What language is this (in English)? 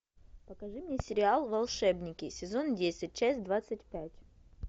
Russian